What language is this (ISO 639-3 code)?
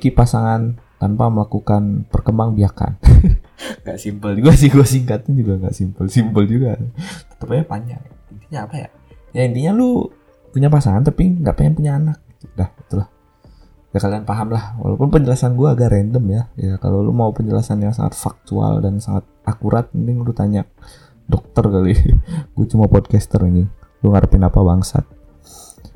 ind